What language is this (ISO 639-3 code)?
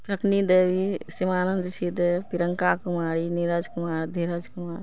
mai